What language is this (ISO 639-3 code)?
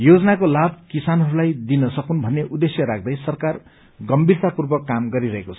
nep